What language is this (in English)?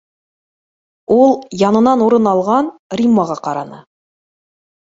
Bashkir